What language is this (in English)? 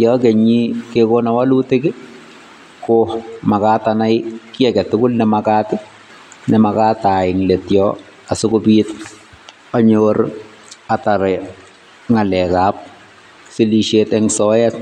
Kalenjin